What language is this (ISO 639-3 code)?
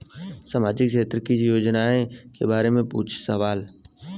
bho